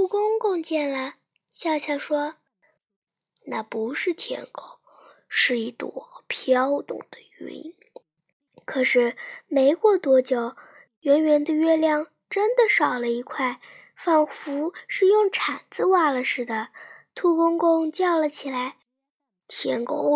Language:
Chinese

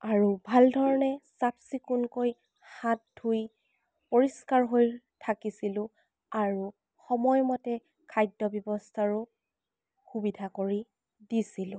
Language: Assamese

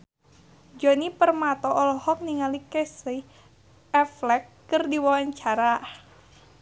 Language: Sundanese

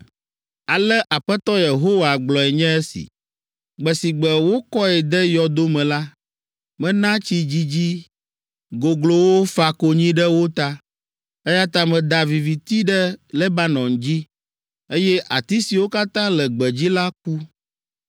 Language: Ewe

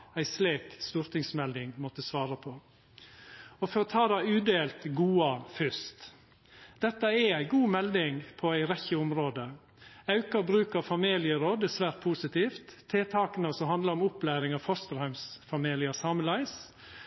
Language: Norwegian Nynorsk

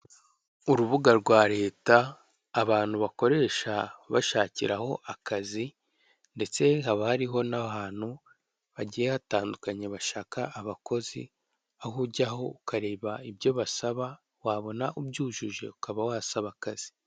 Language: Kinyarwanda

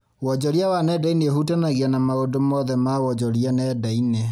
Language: Kikuyu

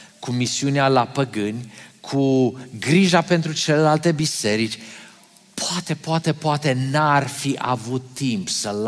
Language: Romanian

